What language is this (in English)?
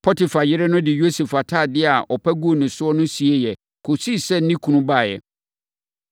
Akan